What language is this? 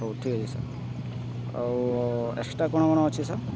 Odia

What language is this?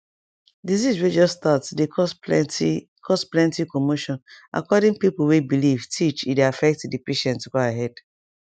Nigerian Pidgin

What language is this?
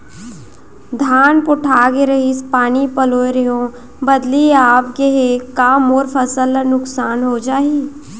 Chhattisgarhi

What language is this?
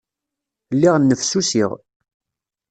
Kabyle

